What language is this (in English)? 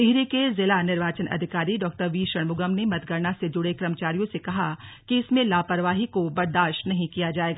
Hindi